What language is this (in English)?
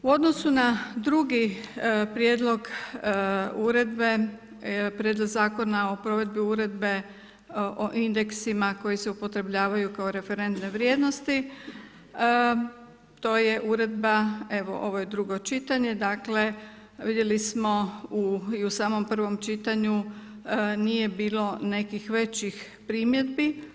Croatian